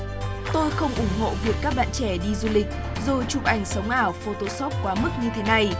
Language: Vietnamese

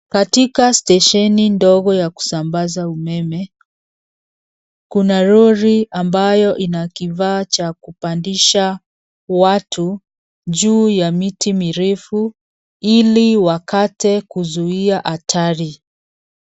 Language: Swahili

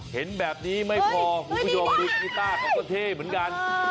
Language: Thai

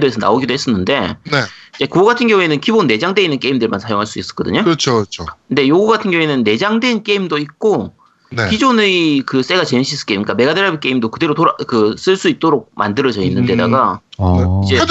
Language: Korean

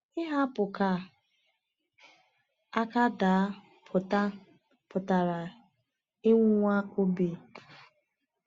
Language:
Igbo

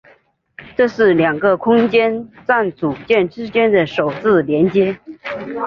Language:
Chinese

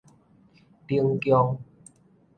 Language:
Min Nan Chinese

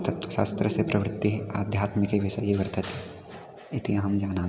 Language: Sanskrit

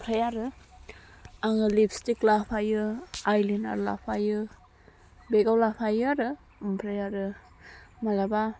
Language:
Bodo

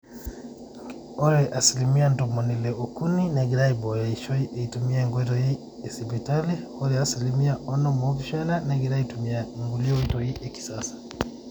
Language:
Masai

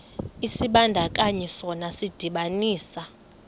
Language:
Xhosa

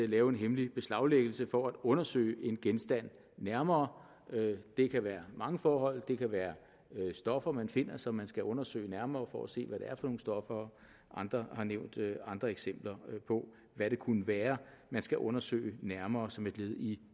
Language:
Danish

